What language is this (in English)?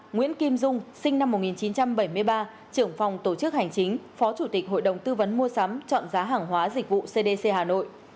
Vietnamese